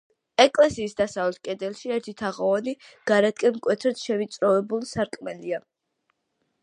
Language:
Georgian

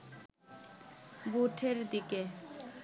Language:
Bangla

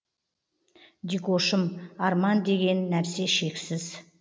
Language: Kazakh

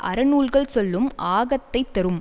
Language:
Tamil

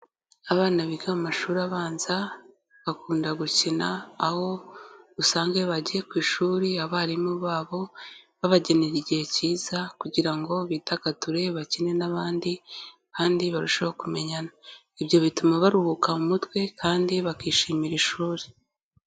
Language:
Kinyarwanda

